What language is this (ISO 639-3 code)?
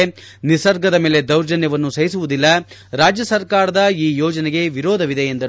kan